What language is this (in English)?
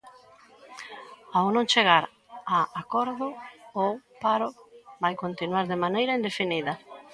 Galician